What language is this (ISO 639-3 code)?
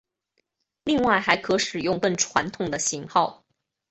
zho